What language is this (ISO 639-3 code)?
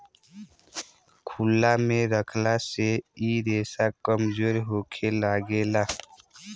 bho